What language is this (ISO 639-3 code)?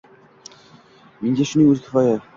uzb